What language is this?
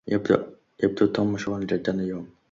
Arabic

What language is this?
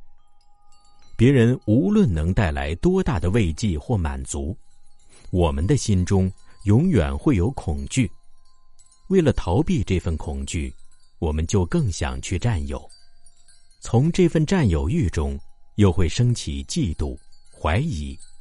Chinese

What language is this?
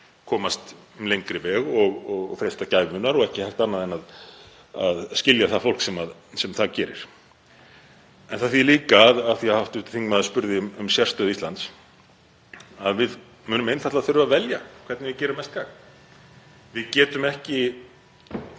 Icelandic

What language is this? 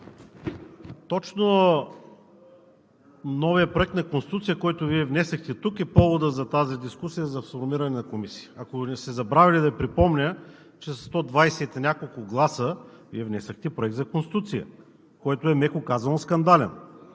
Bulgarian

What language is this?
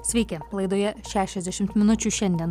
Lithuanian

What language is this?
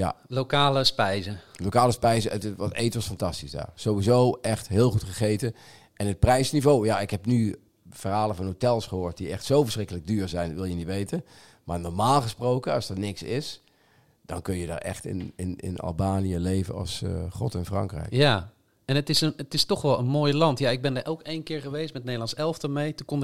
Dutch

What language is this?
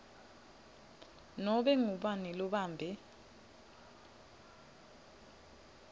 Swati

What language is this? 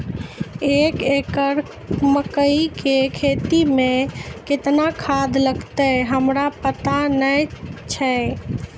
Maithili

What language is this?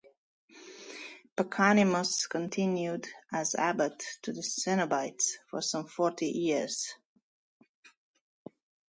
English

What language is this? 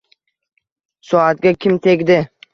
Uzbek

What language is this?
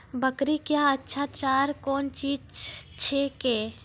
Maithili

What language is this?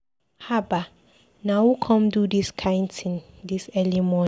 Nigerian Pidgin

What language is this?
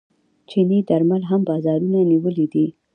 Pashto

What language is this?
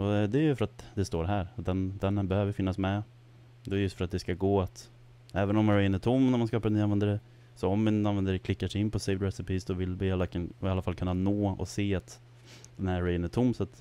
Swedish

